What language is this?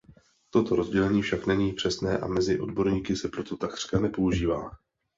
Czech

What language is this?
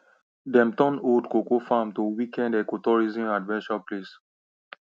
Nigerian Pidgin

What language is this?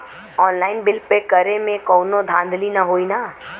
Bhojpuri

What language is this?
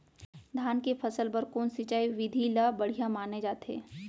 Chhattisgarhi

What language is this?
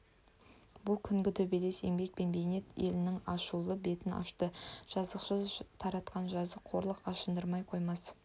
Kazakh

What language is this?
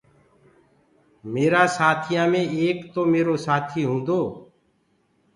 Gurgula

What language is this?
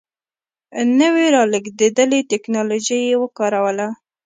Pashto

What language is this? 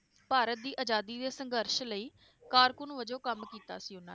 Punjabi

